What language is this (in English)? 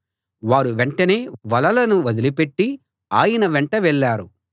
Telugu